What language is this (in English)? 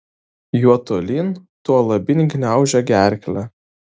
Lithuanian